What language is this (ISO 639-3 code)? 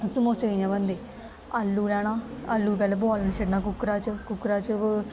doi